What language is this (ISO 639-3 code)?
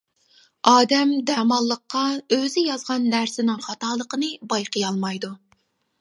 uig